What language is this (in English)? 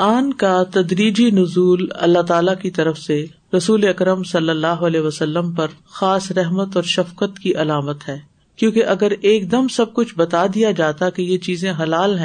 Urdu